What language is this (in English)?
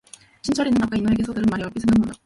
Korean